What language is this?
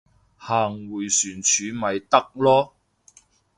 Cantonese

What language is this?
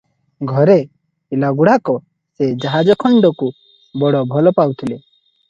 Odia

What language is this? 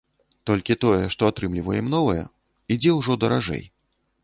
Belarusian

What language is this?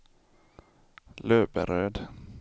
Swedish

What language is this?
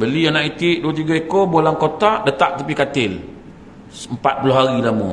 Malay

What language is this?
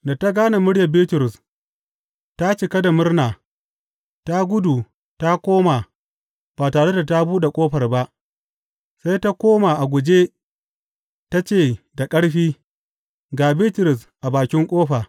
Hausa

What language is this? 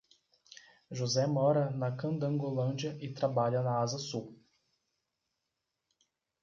Portuguese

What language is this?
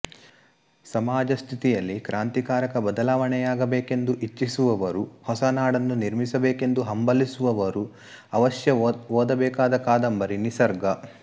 Kannada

